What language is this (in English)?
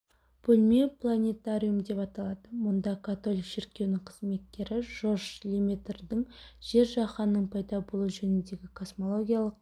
Kazakh